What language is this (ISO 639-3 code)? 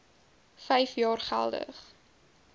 afr